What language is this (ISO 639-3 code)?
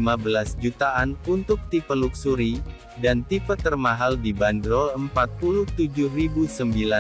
ind